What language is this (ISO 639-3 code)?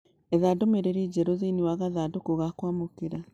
kik